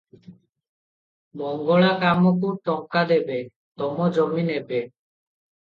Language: Odia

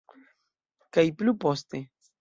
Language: Esperanto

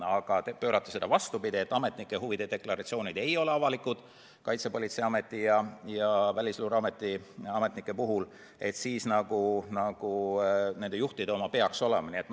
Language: Estonian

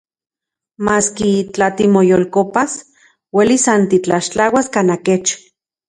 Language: Central Puebla Nahuatl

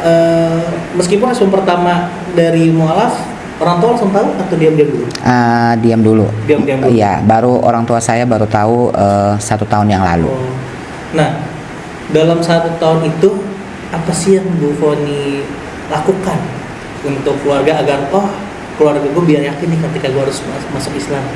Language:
Indonesian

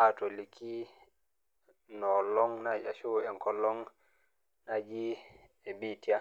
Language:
Masai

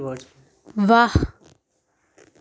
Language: Dogri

